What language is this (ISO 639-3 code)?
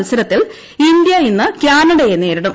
mal